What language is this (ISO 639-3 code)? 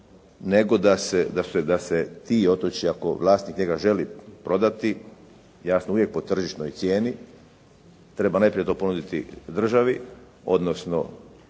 hrv